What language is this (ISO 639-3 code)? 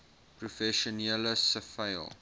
afr